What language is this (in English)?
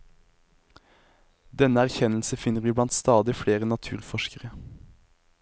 Norwegian